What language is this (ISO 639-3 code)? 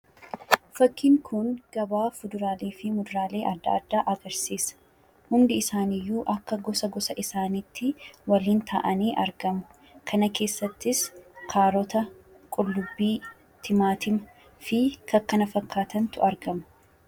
orm